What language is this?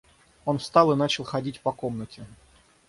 Russian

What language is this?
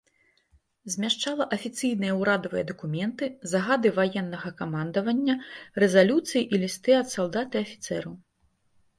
Belarusian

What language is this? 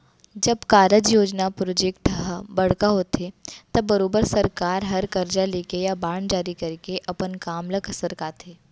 Chhattisgarhi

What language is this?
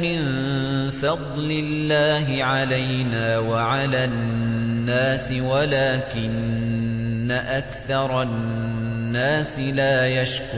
Arabic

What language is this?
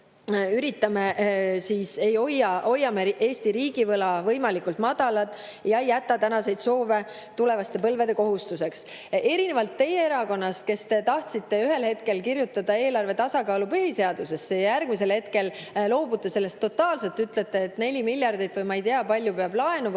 Estonian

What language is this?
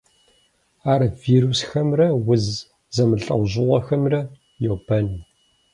Kabardian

